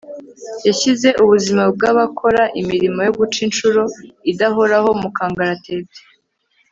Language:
Kinyarwanda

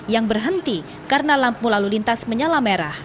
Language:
Indonesian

